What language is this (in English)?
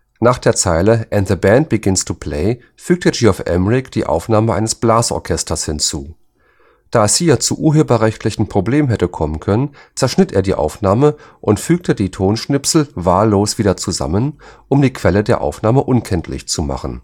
German